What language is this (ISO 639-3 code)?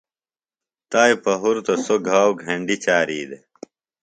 phl